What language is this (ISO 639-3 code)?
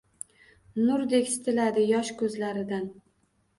uzb